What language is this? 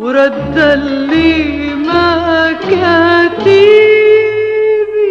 Arabic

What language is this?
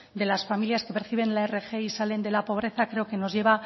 Spanish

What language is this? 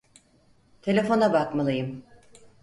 Turkish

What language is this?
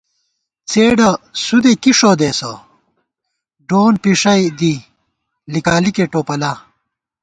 Gawar-Bati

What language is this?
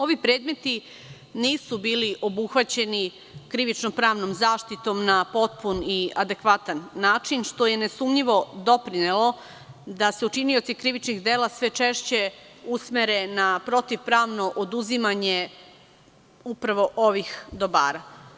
Serbian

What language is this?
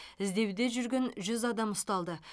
Kazakh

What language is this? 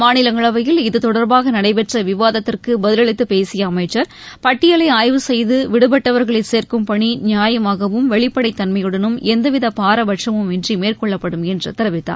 Tamil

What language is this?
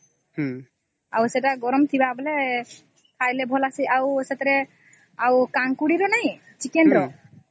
Odia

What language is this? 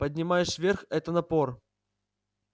Russian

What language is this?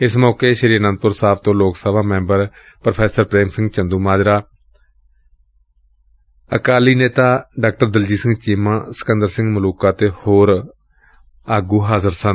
Punjabi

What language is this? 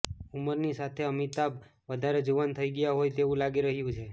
Gujarati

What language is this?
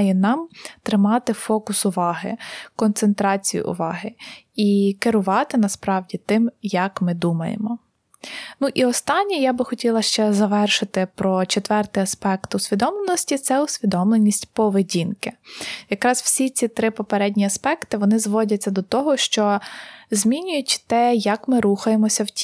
Ukrainian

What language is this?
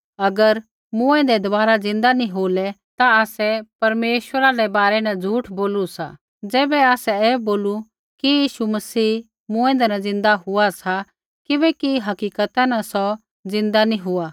Kullu Pahari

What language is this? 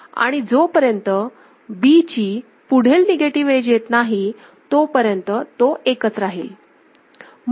Marathi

